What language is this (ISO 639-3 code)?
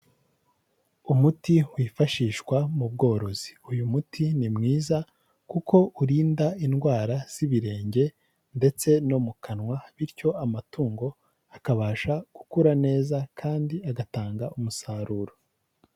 kin